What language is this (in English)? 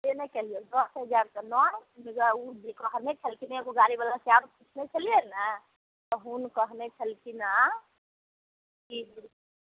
Maithili